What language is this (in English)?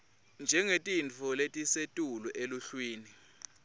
Swati